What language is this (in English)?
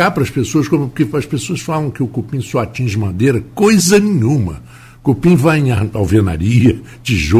Portuguese